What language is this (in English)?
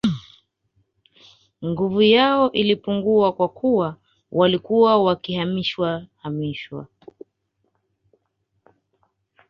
Swahili